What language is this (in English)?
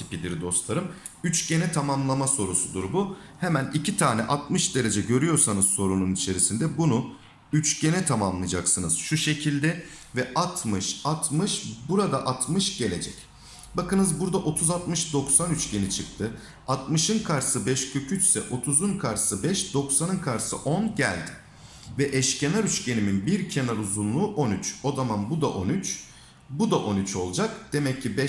Turkish